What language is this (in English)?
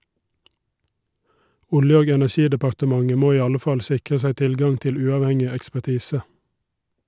Norwegian